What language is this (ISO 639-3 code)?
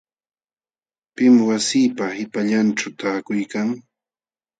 qxw